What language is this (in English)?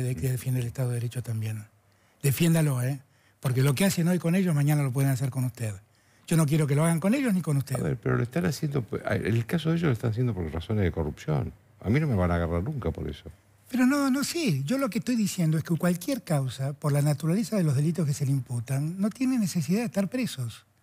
Spanish